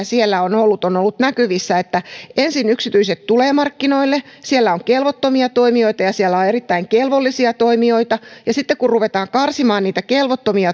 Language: Finnish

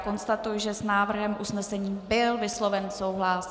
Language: Czech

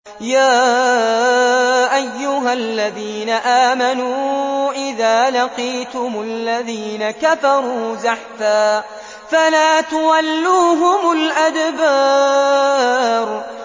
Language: Arabic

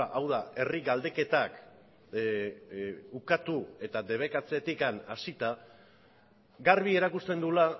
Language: Basque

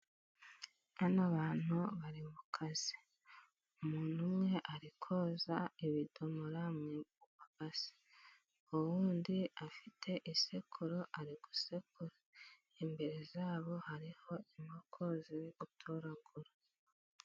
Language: Kinyarwanda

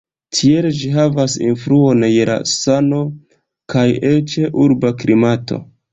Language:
Esperanto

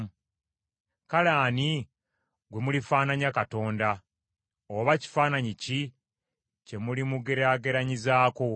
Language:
Ganda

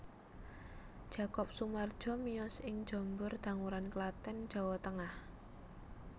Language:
Javanese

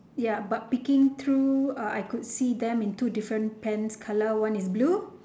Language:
English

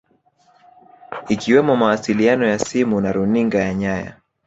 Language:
Swahili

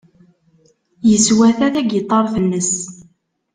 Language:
Kabyle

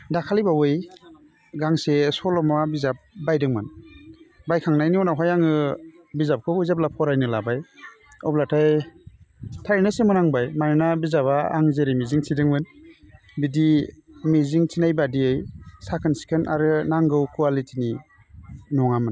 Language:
Bodo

